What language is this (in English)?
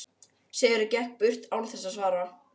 Icelandic